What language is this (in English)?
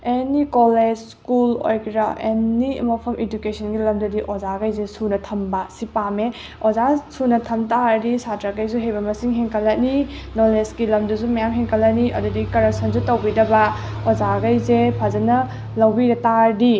Manipuri